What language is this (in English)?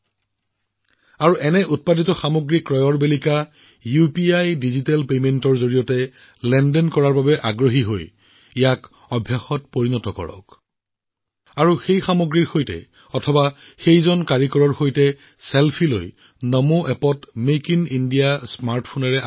Assamese